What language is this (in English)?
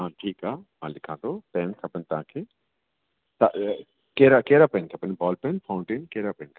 Sindhi